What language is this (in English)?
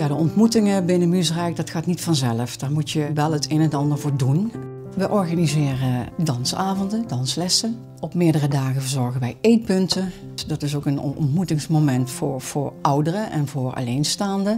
Dutch